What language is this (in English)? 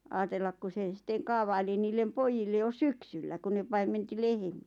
Finnish